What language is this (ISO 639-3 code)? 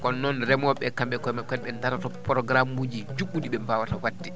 ful